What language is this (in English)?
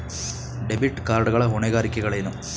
Kannada